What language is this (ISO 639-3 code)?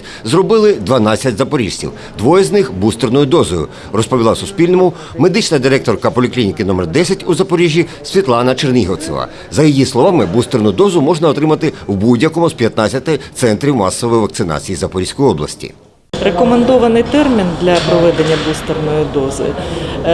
ukr